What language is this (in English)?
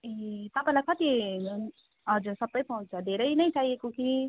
Nepali